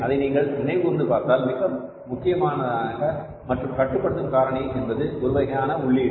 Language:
Tamil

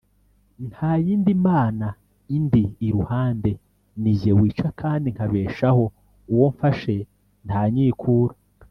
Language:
Kinyarwanda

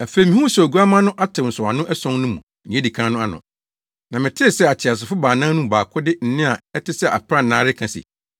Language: Akan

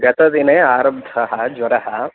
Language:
Sanskrit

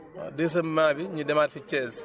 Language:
Wolof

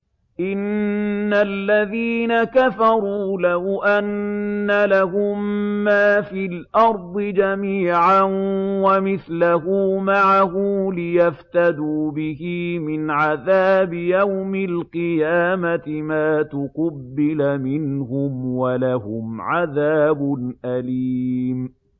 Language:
Arabic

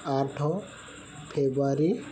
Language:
Odia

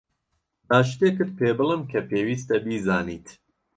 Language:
Central Kurdish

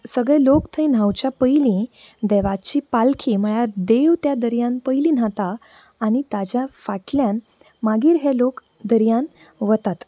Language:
Konkani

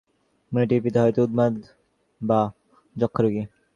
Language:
Bangla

